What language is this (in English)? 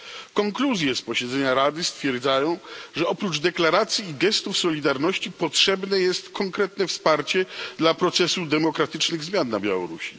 Polish